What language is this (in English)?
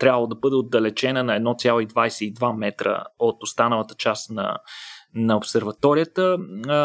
Bulgarian